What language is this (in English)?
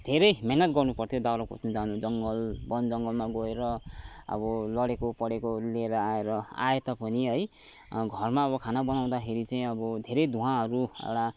Nepali